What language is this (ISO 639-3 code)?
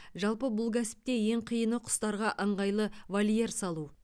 kaz